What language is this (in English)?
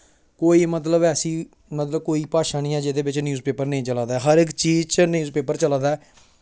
Dogri